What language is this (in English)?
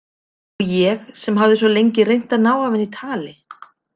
Icelandic